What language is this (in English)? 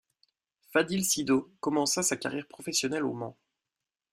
French